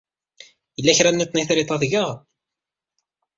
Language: Kabyle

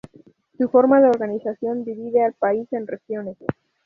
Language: Spanish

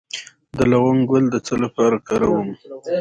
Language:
Pashto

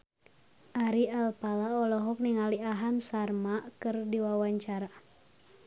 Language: Sundanese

